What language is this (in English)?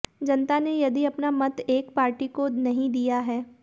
Hindi